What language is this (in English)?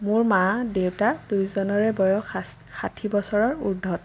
Assamese